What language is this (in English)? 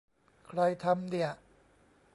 Thai